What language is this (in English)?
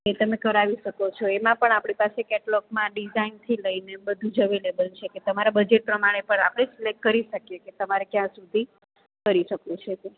Gujarati